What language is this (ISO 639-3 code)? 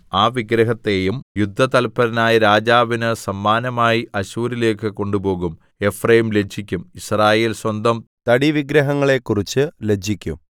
mal